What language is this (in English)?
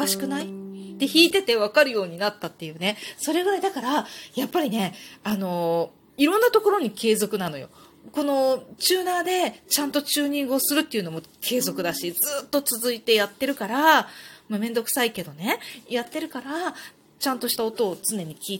Japanese